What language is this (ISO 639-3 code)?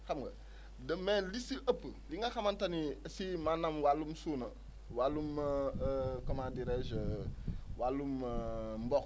wol